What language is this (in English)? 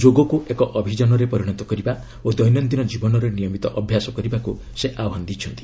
Odia